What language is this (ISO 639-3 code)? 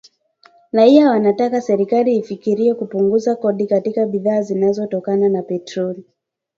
swa